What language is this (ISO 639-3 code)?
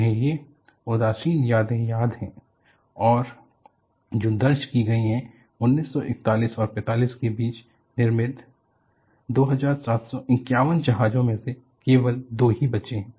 hin